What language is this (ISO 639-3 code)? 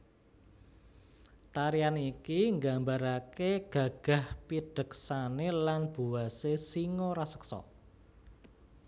jav